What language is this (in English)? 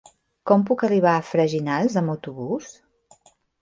Catalan